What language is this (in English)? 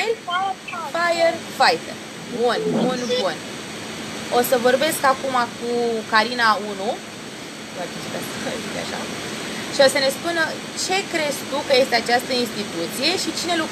Romanian